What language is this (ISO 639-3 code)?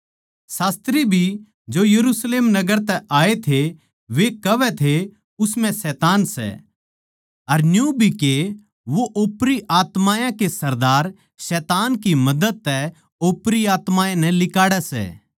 bgc